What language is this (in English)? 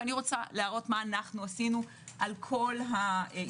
Hebrew